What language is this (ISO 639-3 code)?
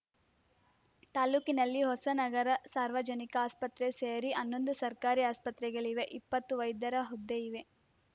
kan